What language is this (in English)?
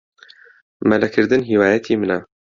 Central Kurdish